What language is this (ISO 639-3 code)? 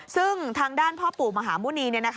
tha